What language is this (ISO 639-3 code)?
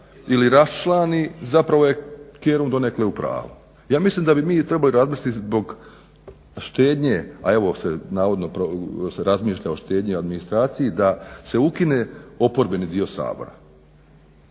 hrv